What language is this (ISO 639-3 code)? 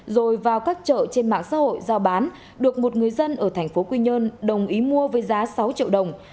vie